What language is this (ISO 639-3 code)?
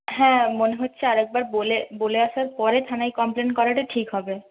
ben